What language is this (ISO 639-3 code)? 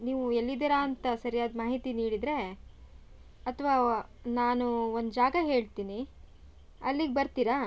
kan